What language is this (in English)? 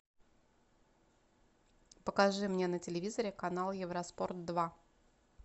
Russian